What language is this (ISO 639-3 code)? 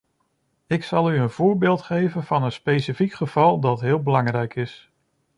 nld